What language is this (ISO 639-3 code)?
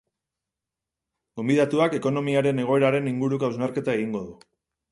eus